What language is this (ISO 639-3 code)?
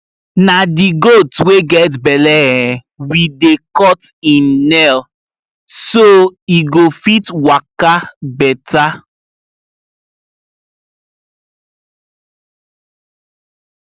pcm